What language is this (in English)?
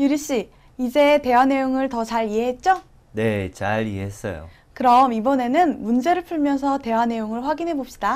Korean